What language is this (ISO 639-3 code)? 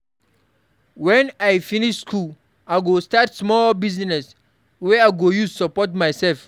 pcm